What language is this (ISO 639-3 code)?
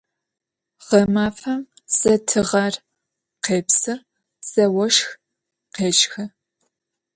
ady